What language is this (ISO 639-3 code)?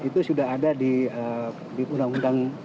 ind